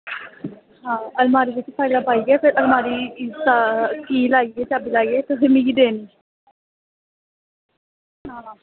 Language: Dogri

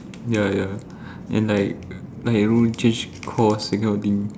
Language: English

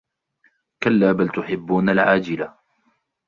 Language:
Arabic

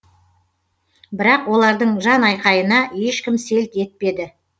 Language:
Kazakh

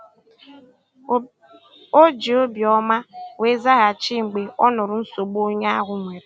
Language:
Igbo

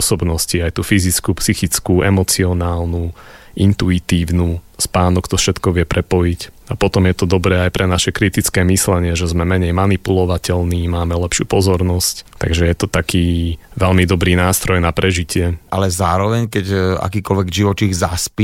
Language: Slovak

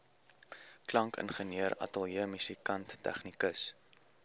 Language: Afrikaans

